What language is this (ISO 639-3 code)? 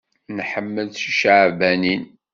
kab